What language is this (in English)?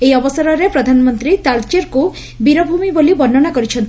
Odia